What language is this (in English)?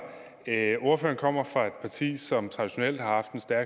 Danish